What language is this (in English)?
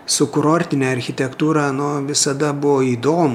Lithuanian